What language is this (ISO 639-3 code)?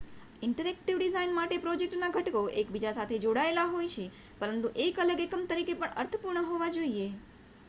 guj